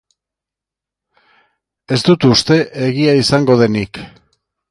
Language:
Basque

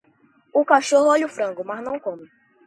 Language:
Portuguese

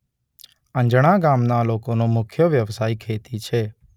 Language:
Gujarati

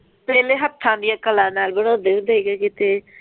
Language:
Punjabi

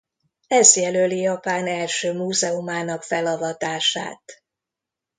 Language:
Hungarian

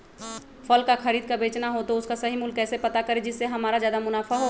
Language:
Magahi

